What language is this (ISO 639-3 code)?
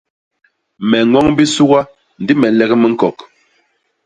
bas